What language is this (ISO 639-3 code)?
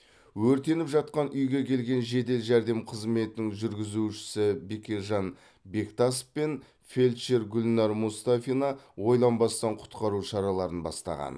kaz